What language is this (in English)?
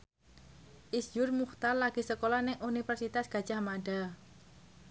Javanese